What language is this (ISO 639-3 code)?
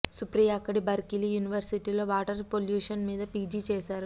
tel